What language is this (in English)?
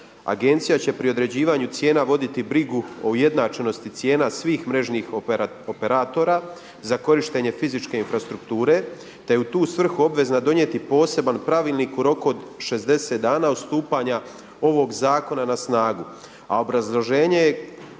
Croatian